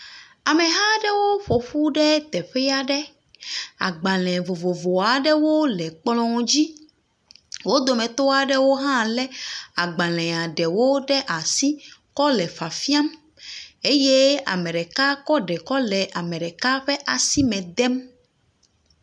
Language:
Ewe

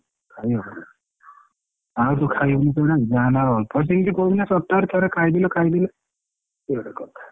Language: Odia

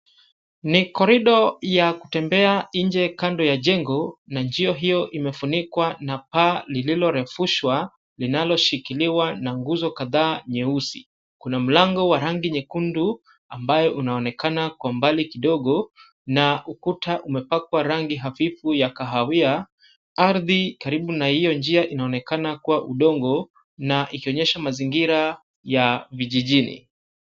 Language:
Swahili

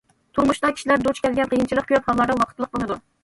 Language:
Uyghur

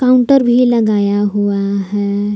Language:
Hindi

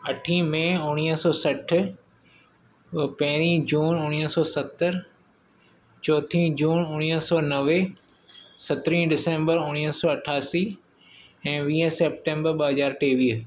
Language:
Sindhi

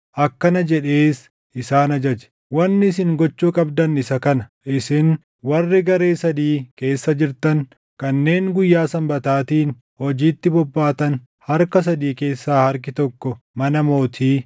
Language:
Oromo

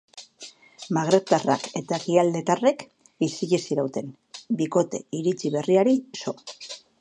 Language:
Basque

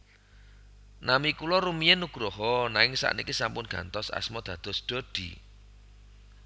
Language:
Javanese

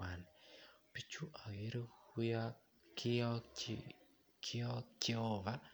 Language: Kalenjin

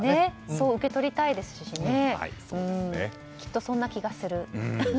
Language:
Japanese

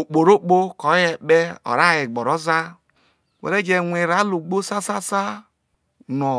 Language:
Isoko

